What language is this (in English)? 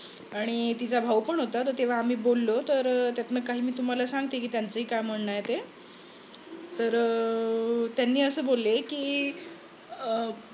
Marathi